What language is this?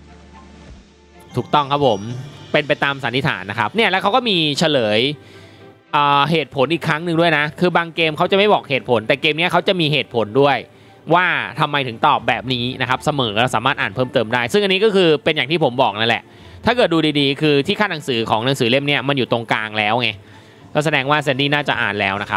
Thai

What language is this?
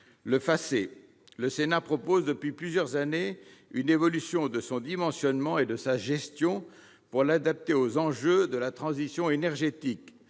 French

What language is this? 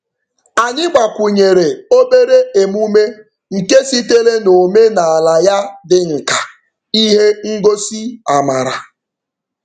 Igbo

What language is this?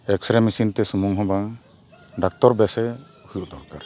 Santali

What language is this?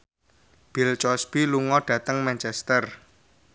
Javanese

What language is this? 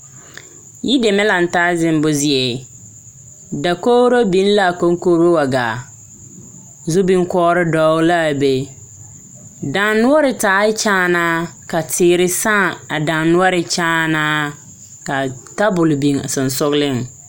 Southern Dagaare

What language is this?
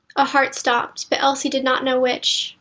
English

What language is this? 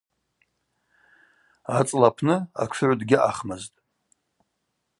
Abaza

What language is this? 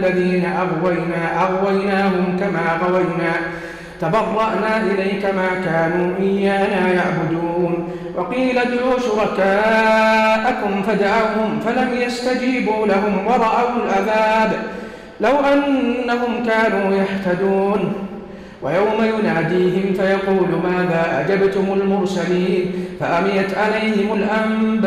Arabic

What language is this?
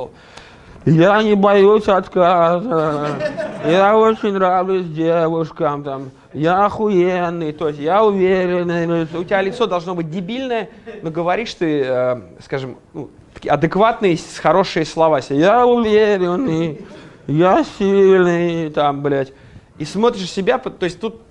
Russian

